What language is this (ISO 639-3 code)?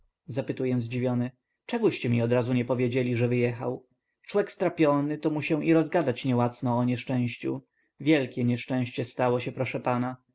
pol